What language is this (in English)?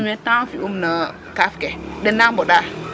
Serer